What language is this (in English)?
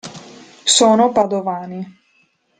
Italian